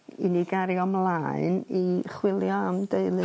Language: Welsh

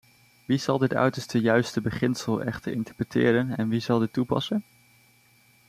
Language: Dutch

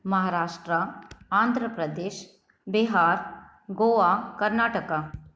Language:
Sindhi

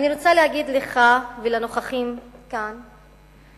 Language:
Hebrew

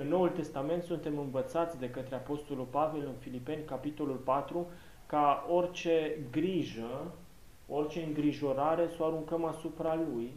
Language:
Romanian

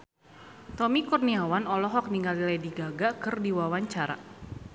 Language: Sundanese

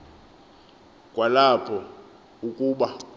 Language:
Xhosa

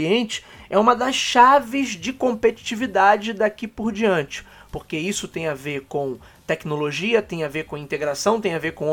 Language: Portuguese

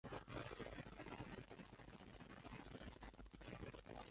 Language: Chinese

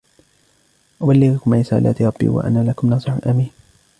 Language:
Arabic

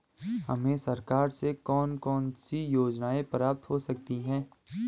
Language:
Hindi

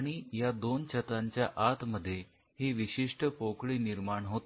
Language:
Marathi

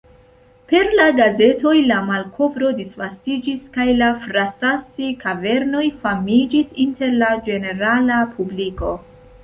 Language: Esperanto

